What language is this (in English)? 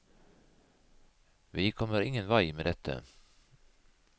Norwegian